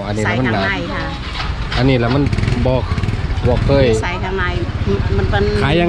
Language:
Thai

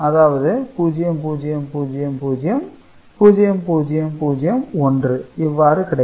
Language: Tamil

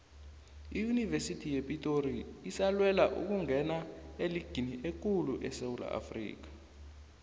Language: South Ndebele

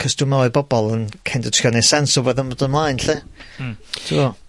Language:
Welsh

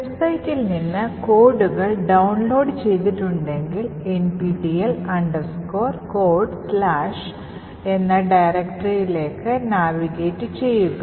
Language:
Malayalam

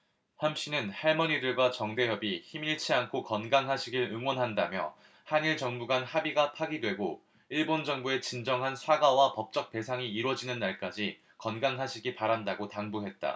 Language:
Korean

